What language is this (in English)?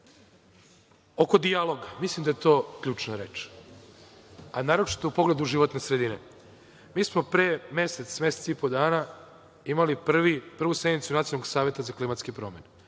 Serbian